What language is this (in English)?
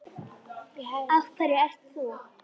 Icelandic